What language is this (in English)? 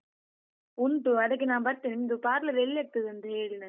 Kannada